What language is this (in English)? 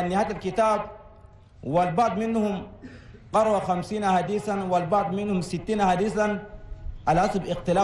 Arabic